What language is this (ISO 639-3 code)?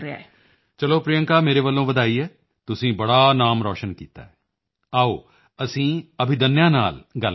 pan